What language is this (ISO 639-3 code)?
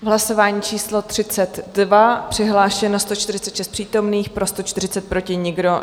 ces